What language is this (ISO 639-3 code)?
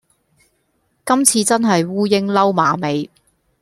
yue